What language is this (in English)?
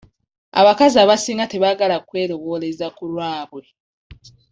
Ganda